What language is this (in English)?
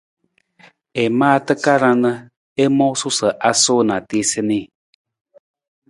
Nawdm